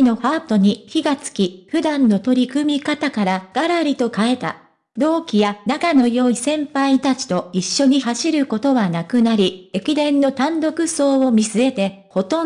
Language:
Japanese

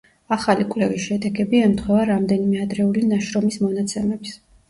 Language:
Georgian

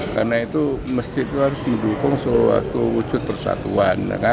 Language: Indonesian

